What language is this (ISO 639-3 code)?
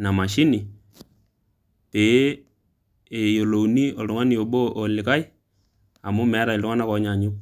mas